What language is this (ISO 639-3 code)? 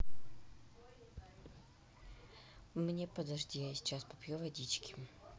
rus